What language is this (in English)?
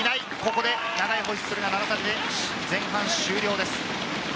Japanese